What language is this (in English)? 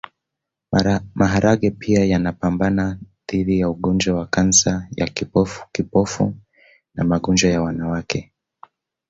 Swahili